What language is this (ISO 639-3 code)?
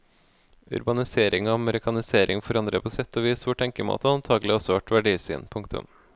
nor